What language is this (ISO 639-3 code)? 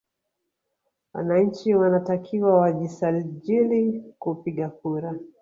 swa